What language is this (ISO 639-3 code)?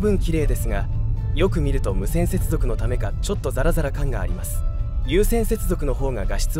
jpn